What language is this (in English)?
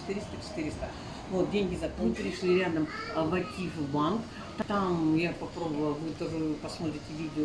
Russian